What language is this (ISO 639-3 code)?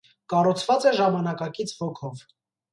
hye